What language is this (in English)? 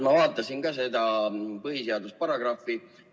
Estonian